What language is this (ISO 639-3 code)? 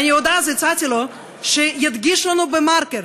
heb